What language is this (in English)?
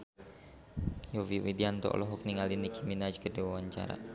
Sundanese